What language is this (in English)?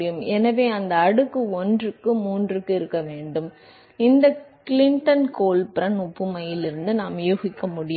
Tamil